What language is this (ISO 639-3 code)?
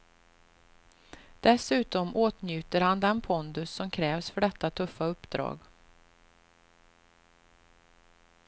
swe